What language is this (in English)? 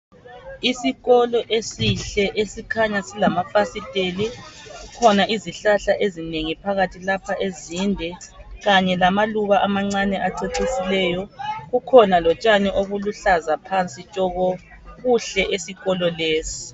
North Ndebele